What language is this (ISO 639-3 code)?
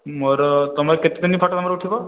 ori